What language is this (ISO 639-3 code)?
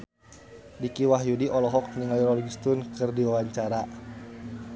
sun